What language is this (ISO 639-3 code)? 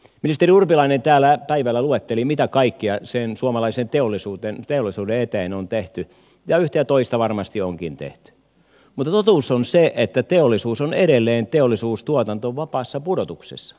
fin